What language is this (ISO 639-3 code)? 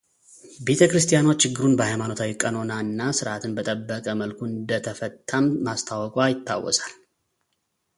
amh